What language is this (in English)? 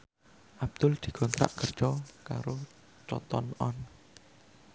Javanese